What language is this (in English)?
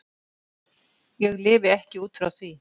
Icelandic